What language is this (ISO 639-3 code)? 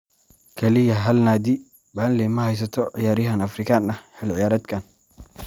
som